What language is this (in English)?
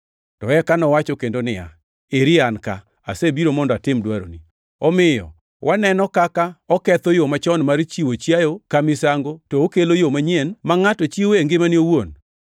Luo (Kenya and Tanzania)